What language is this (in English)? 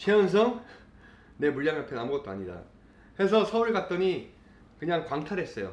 Korean